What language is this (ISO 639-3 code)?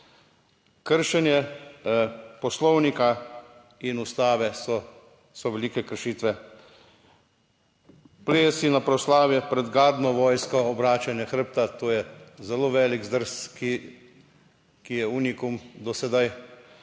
slv